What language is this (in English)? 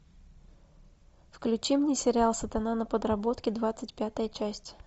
Russian